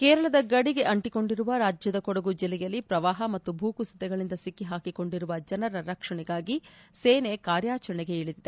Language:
Kannada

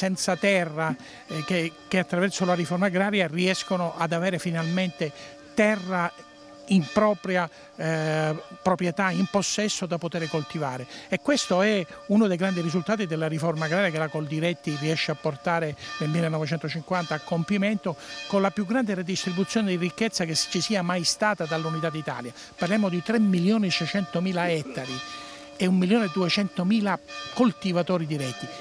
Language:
Italian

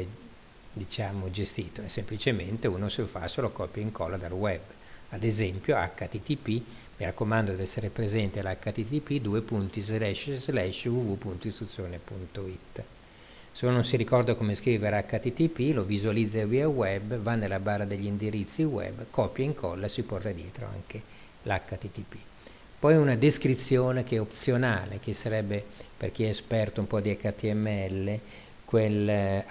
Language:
Italian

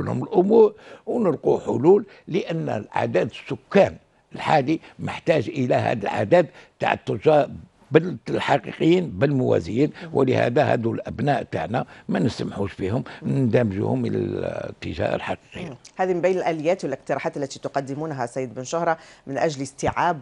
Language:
Arabic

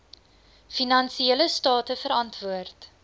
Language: Afrikaans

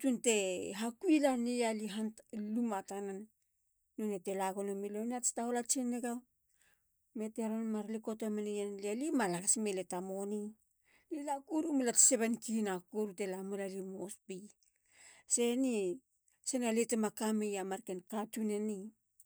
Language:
Halia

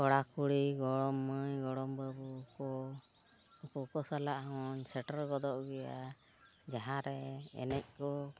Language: Santali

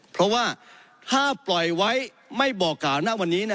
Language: Thai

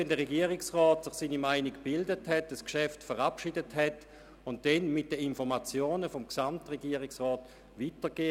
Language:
Swiss German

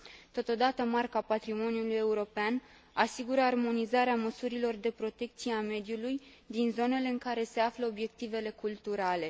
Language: Romanian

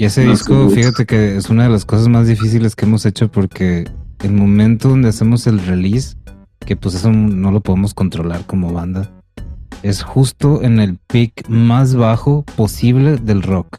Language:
Spanish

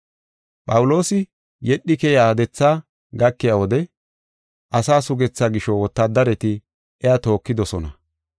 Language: Gofa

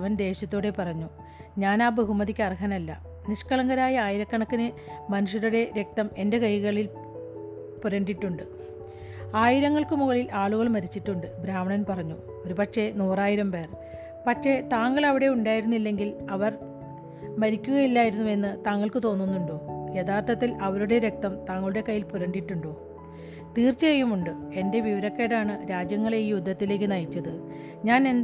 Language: Malayalam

